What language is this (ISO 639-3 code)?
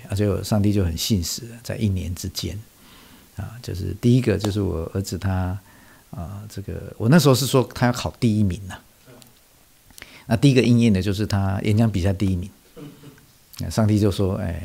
zho